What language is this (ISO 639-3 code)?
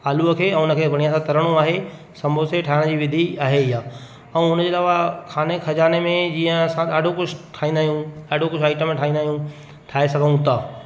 snd